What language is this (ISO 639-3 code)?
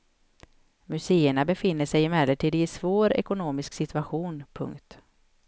swe